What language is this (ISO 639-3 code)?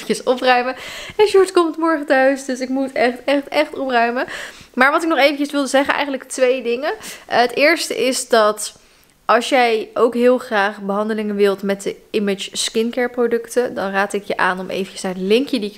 nld